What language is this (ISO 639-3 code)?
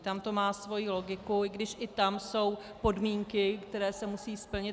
ces